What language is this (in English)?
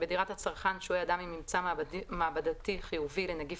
Hebrew